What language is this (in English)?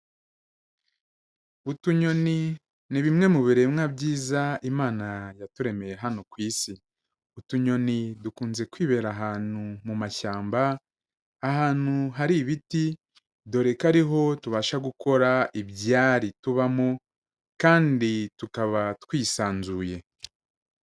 Kinyarwanda